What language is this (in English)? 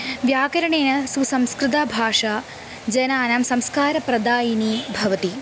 Sanskrit